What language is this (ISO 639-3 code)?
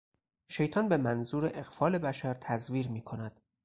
fas